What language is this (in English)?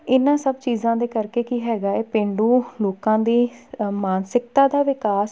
Punjabi